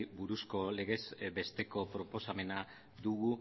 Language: Basque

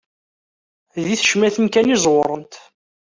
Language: Kabyle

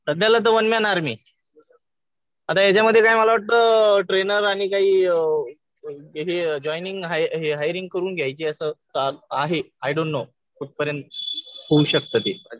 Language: Marathi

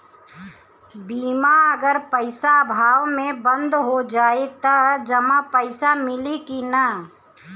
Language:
Bhojpuri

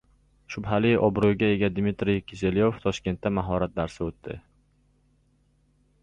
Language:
Uzbek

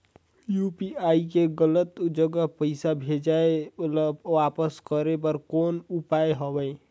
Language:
Chhattisgarhi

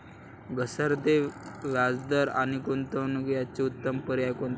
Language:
Marathi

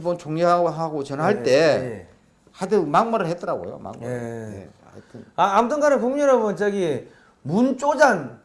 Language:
Korean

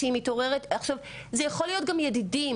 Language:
Hebrew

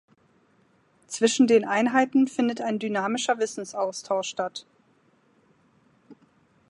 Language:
German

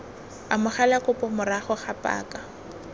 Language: Tswana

